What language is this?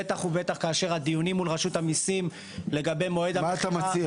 Hebrew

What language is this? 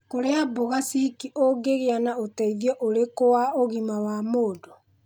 Kikuyu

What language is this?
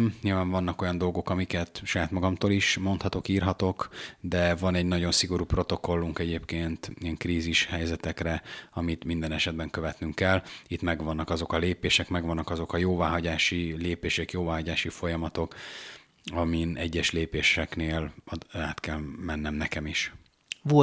Hungarian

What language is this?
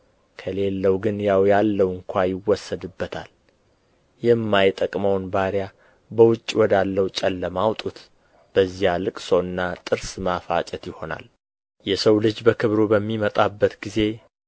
Amharic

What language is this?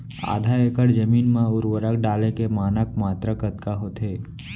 Chhattisgarhi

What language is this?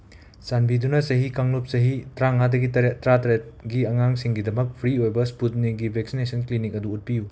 Manipuri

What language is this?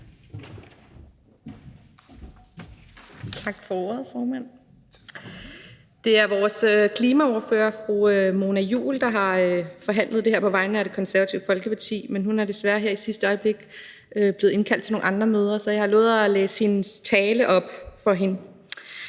Danish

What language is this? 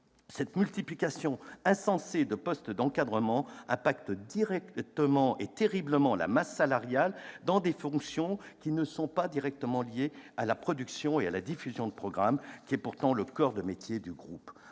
French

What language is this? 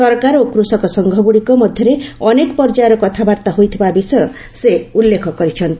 Odia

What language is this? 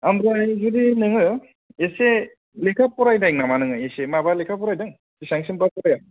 Bodo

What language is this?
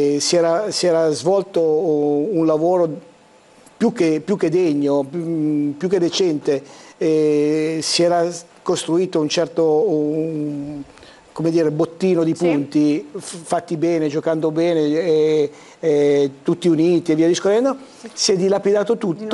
Italian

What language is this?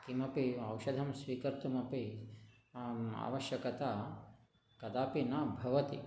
Sanskrit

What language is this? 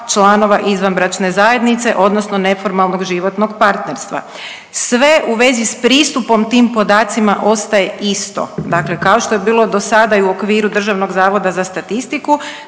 Croatian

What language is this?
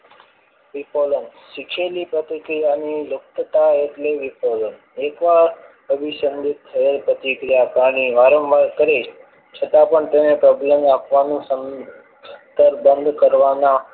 Gujarati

